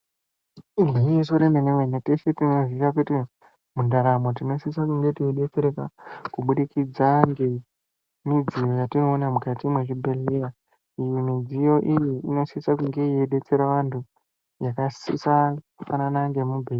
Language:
Ndau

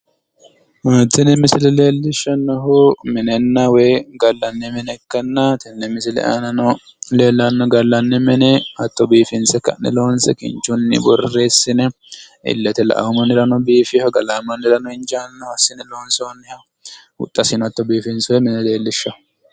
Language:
Sidamo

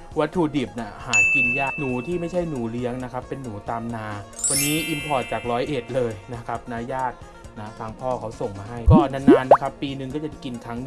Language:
Thai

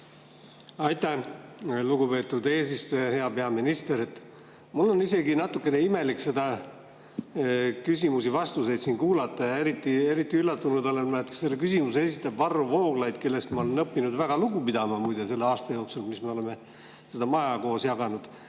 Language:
Estonian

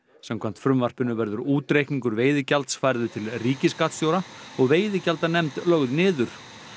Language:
Icelandic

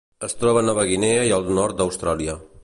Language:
Catalan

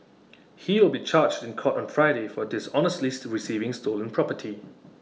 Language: English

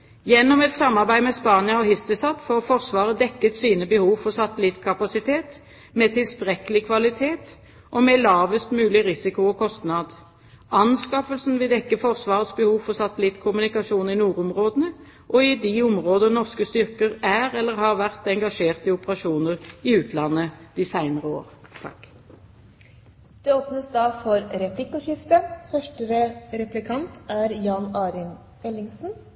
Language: Norwegian Bokmål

